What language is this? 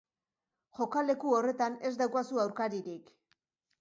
Basque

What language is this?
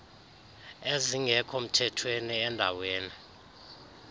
Xhosa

